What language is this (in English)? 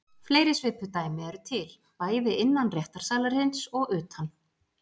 Icelandic